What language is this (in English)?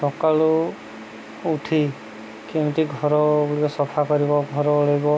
Odia